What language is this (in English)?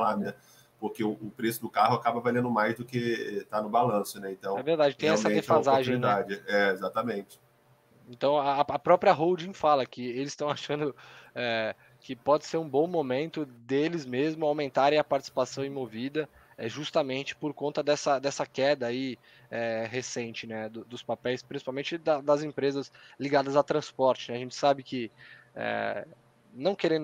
Portuguese